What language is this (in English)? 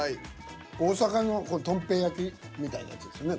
Japanese